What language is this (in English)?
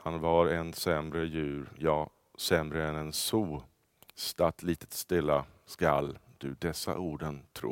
Swedish